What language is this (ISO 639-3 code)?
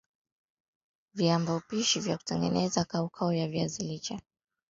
swa